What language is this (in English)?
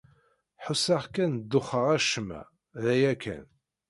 Kabyle